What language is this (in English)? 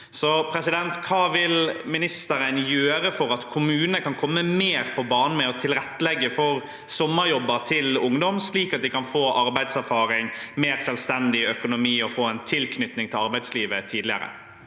Norwegian